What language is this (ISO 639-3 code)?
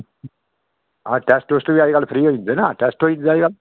doi